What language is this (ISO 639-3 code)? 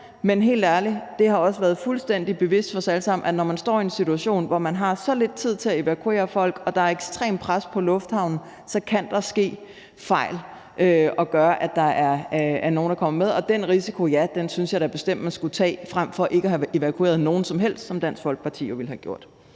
dan